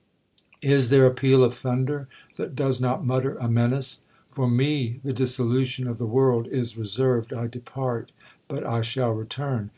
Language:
English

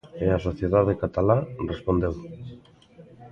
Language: Galician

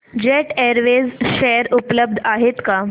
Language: Marathi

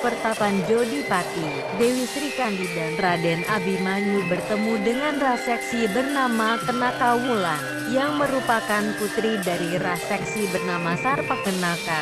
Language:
Indonesian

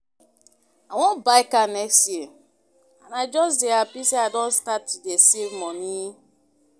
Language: Nigerian Pidgin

